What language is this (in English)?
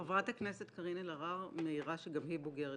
Hebrew